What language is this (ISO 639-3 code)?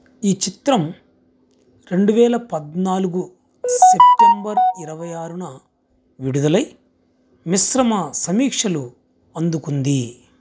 tel